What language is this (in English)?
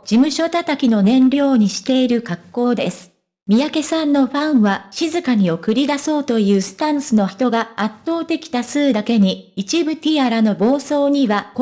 Japanese